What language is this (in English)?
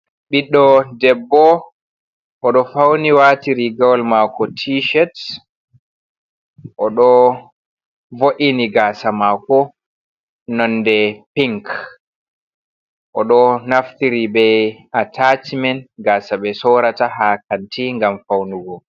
Fula